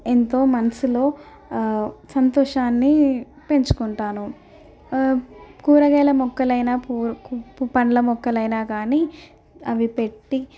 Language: Telugu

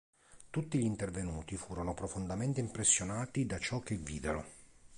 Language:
Italian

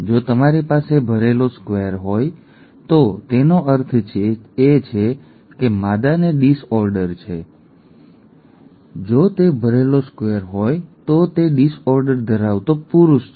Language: Gujarati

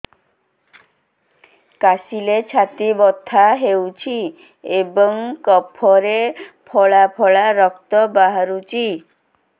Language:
Odia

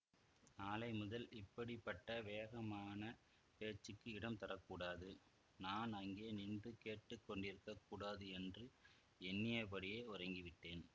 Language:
Tamil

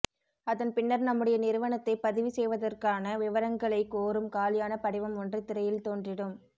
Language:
Tamil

